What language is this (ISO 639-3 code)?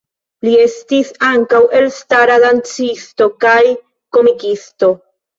epo